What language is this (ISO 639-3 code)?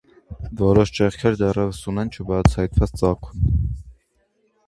hye